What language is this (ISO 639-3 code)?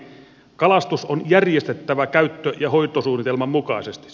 fin